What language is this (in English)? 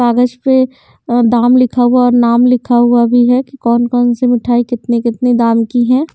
Hindi